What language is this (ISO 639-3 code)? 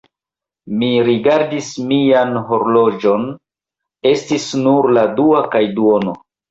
epo